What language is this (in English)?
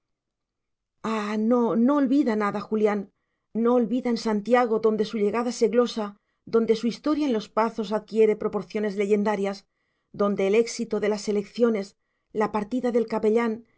Spanish